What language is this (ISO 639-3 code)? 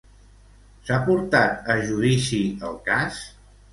cat